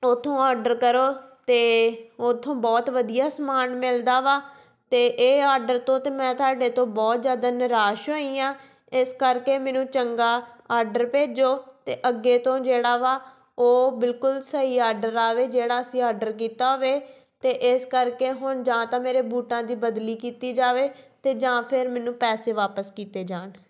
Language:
Punjabi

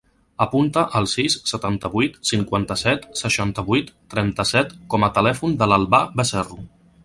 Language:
Catalan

